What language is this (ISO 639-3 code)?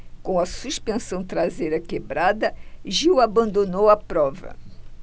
por